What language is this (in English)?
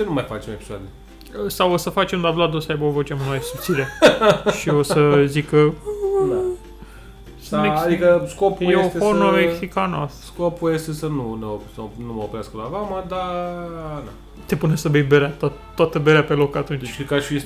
Romanian